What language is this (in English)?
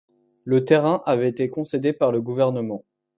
French